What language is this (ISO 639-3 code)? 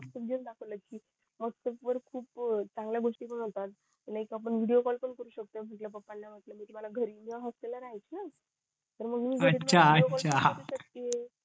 mar